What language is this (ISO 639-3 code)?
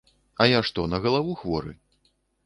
bel